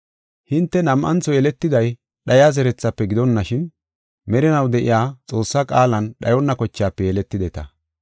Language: Gofa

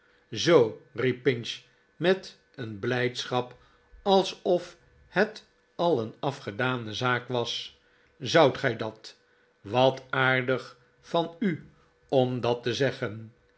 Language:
Dutch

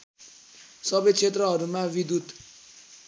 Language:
Nepali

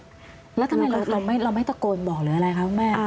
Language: Thai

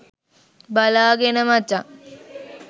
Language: Sinhala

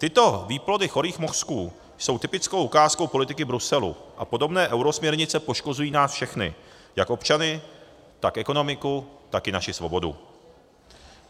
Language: Czech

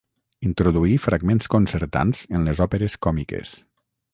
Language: Catalan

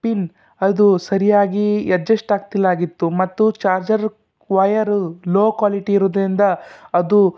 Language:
Kannada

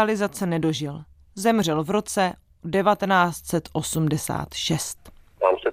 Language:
Czech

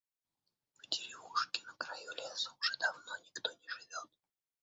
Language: Russian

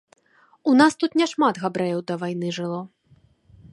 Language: Belarusian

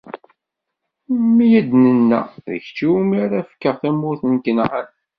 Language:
Kabyle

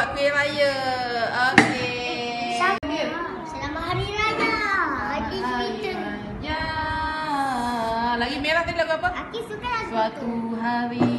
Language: Malay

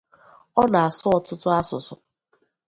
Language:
Igbo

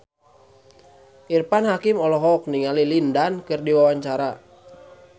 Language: Sundanese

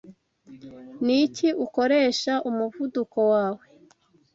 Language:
Kinyarwanda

